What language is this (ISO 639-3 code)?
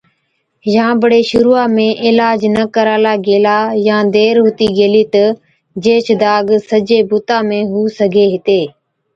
odk